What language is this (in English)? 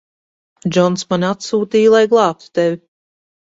Latvian